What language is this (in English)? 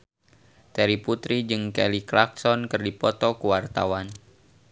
Sundanese